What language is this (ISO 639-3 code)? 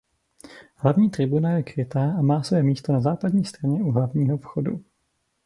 ces